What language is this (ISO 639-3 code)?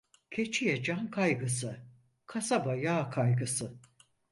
tur